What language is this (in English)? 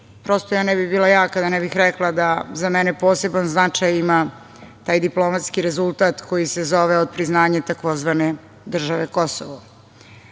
Serbian